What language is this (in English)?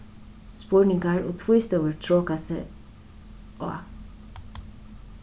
Faroese